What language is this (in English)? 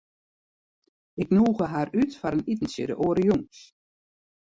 Western Frisian